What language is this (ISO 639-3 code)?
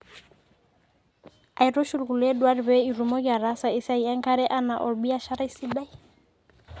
mas